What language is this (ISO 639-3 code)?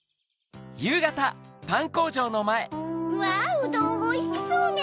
jpn